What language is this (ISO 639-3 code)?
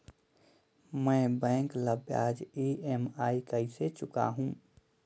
hne